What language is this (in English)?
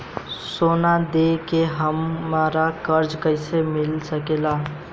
Bhojpuri